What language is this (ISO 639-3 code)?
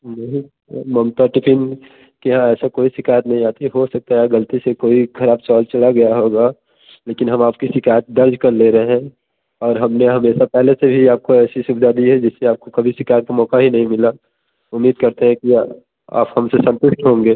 hin